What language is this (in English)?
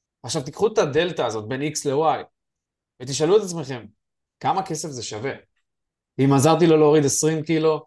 Hebrew